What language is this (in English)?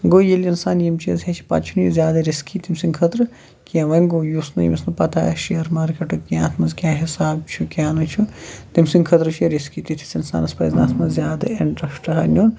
Kashmiri